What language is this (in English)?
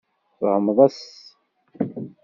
Kabyle